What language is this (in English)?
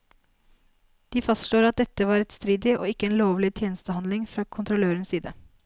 Norwegian